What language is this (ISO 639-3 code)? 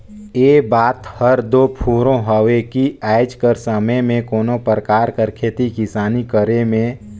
hne